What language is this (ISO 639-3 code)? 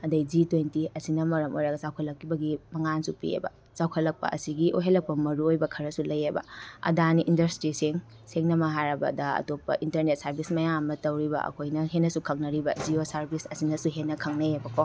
mni